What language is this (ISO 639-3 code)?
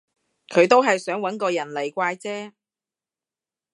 yue